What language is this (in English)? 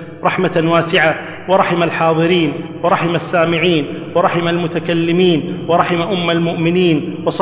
Arabic